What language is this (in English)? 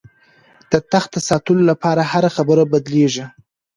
Pashto